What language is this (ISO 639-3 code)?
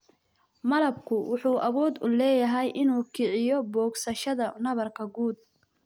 som